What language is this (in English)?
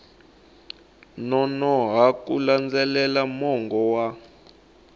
Tsonga